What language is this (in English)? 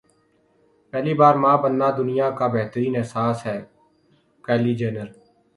Urdu